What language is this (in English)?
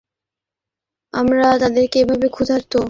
Bangla